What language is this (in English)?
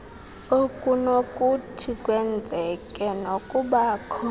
Xhosa